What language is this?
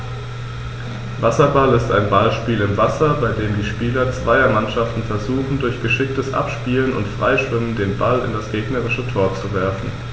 German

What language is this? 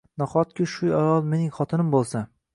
Uzbek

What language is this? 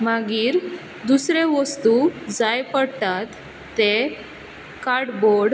Konkani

